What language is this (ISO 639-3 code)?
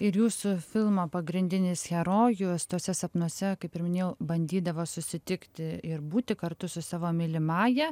lit